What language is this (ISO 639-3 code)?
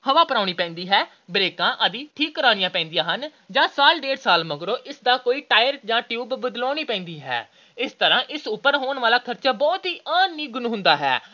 pan